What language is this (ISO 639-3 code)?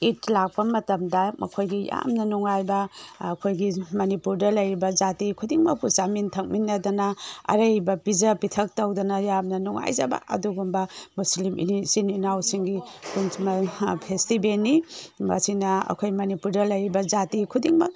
mni